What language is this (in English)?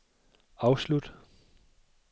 Danish